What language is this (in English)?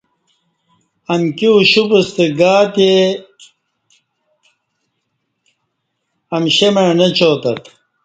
Kati